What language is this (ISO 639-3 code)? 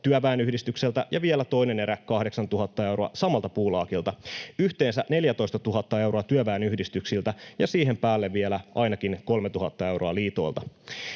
fin